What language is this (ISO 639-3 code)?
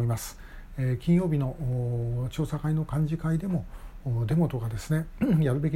jpn